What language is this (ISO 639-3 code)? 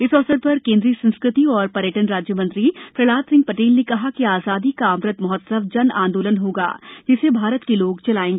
hin